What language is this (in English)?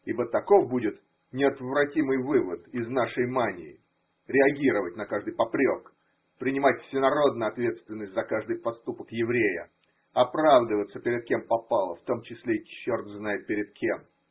Russian